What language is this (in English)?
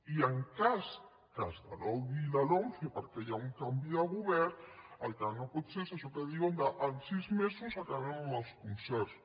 Catalan